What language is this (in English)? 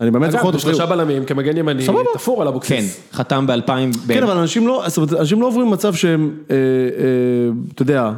Hebrew